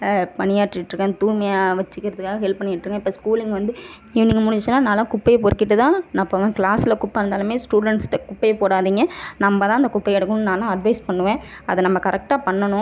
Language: Tamil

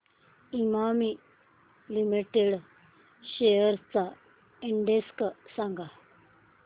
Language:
Marathi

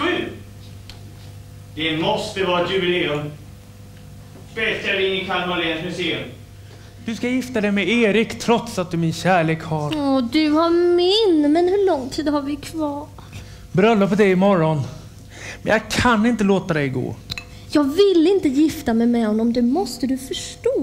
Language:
Swedish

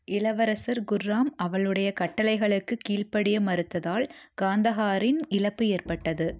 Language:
Tamil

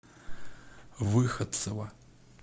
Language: Russian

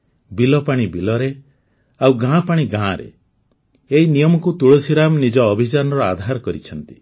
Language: Odia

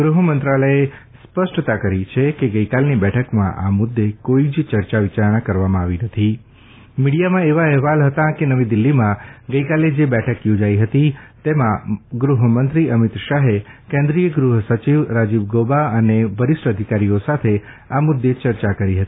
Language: Gujarati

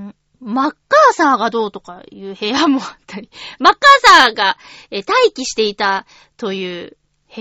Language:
Japanese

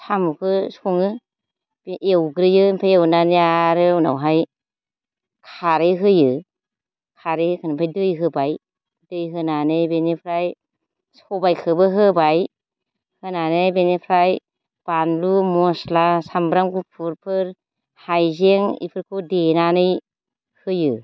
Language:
Bodo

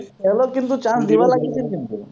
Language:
Assamese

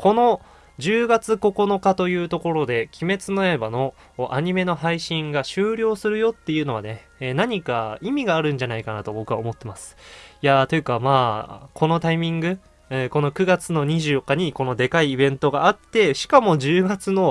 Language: Japanese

